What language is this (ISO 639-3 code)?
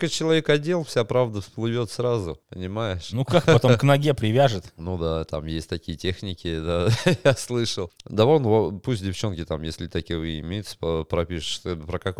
rus